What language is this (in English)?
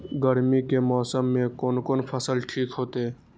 Maithili